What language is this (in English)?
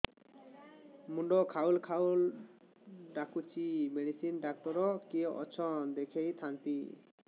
Odia